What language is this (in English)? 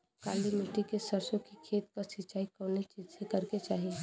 Bhojpuri